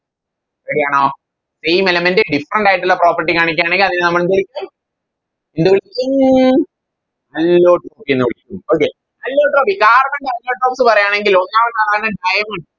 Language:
Malayalam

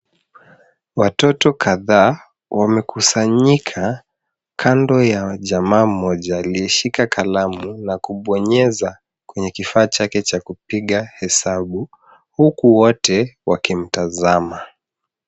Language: Swahili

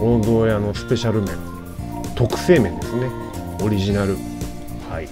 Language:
Japanese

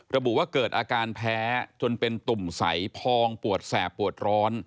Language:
Thai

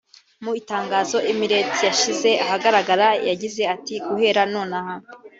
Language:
Kinyarwanda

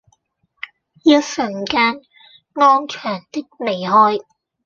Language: Cantonese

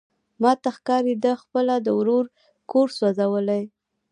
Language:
Pashto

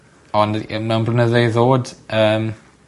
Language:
Welsh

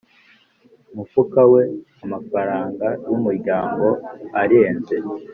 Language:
Kinyarwanda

